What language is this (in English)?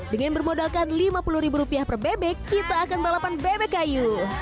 Indonesian